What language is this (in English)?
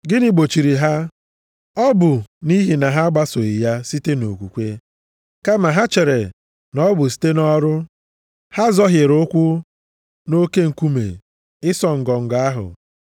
Igbo